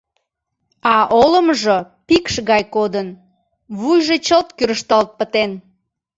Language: Mari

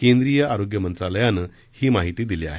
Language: Marathi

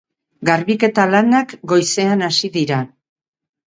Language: Basque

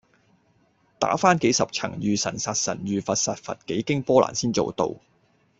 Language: Cantonese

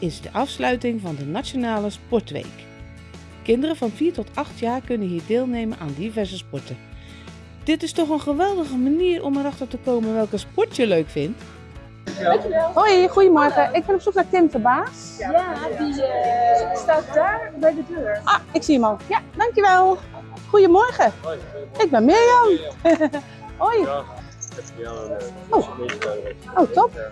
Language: Dutch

